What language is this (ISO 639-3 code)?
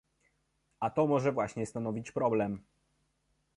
pol